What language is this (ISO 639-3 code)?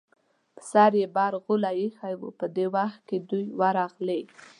pus